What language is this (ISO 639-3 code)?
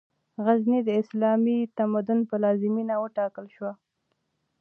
pus